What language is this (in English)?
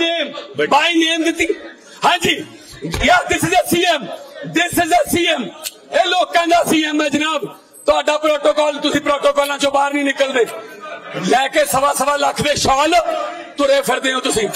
Punjabi